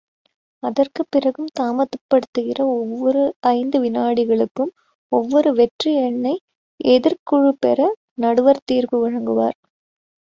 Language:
Tamil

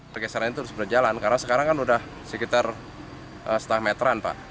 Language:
Indonesian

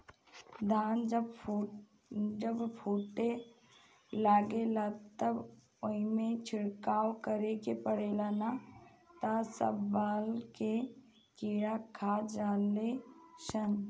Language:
Bhojpuri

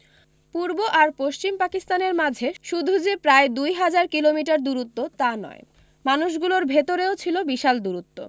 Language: Bangla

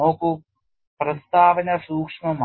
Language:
Malayalam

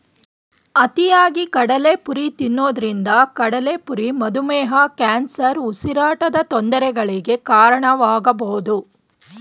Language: Kannada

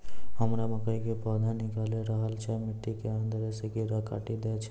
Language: Maithili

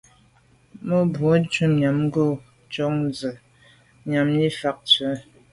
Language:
Medumba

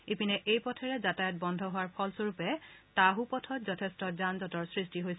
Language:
Assamese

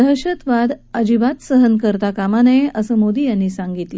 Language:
Marathi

